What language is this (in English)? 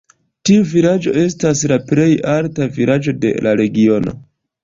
Esperanto